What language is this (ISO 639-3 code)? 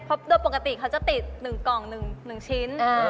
tha